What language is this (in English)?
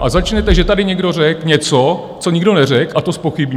Czech